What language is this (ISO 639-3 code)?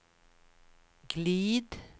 swe